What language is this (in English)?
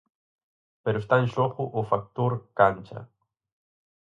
Galician